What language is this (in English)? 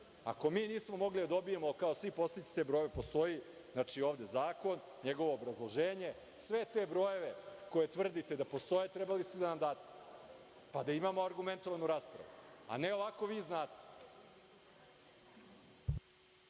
Serbian